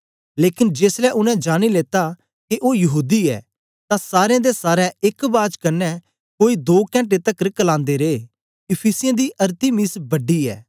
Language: Dogri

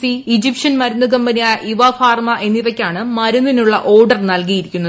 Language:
Malayalam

